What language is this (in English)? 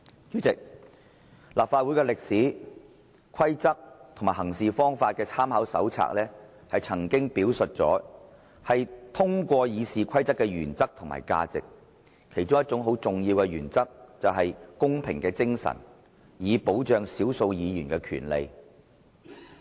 Cantonese